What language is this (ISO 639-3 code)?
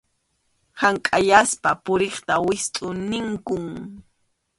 qxu